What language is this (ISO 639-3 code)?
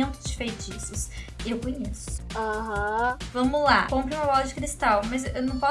por